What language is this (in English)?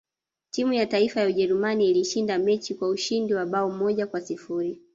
Swahili